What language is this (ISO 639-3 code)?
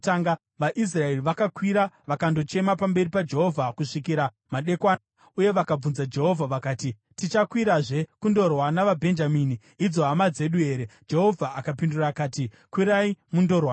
sna